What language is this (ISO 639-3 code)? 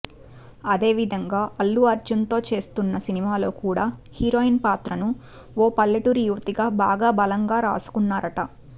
tel